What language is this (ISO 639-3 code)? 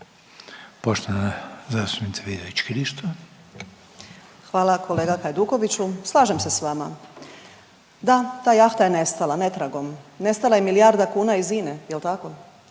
hrv